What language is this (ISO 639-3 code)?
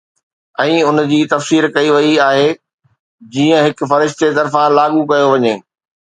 snd